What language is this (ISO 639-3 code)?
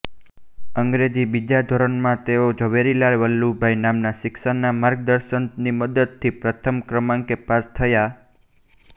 guj